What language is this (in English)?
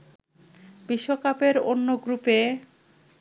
Bangla